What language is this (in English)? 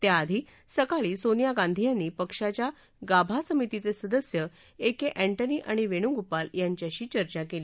Marathi